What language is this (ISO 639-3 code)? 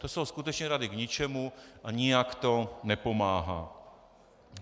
ces